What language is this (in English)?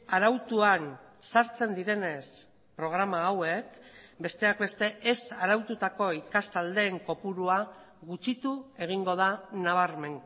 Basque